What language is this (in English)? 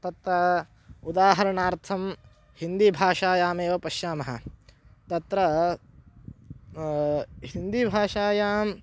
Sanskrit